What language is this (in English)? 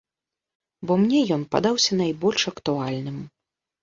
Belarusian